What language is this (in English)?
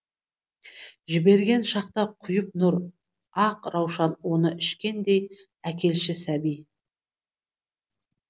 Kazakh